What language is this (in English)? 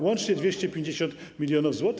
Polish